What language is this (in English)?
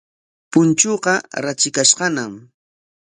Corongo Ancash Quechua